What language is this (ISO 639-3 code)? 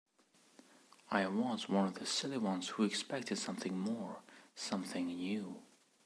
eng